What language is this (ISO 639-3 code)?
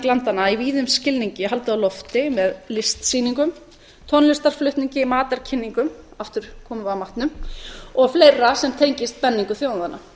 isl